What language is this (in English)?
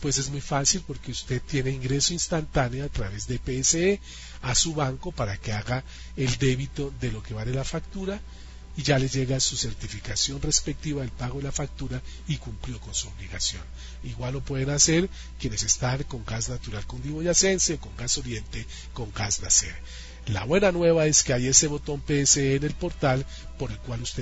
Spanish